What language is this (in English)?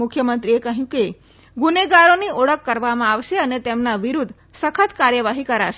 Gujarati